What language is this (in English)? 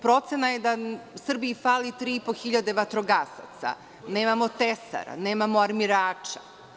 Serbian